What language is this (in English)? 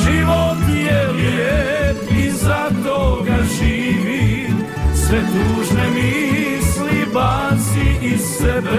Croatian